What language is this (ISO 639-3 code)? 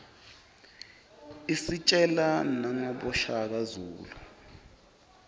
ssw